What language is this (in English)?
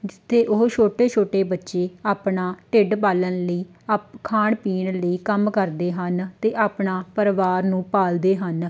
Punjabi